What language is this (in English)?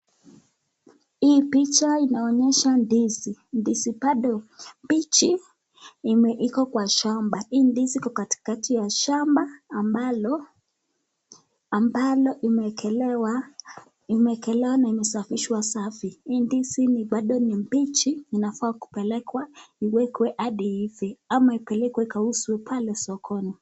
Swahili